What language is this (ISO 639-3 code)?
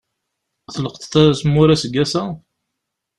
kab